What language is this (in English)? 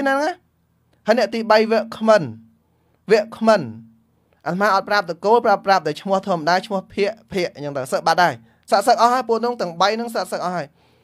Vietnamese